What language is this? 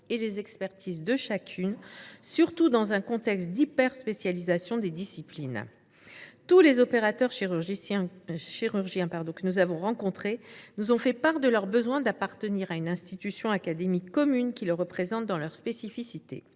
French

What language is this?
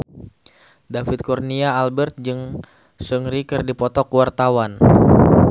Sundanese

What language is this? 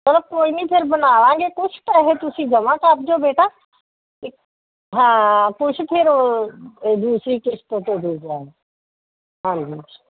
Punjabi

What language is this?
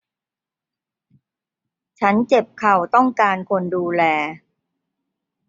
Thai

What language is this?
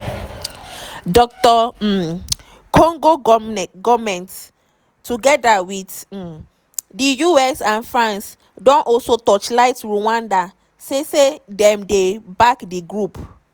Nigerian Pidgin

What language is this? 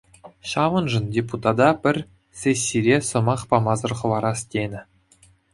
Chuvash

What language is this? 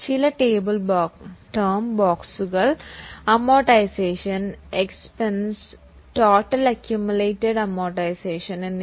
Malayalam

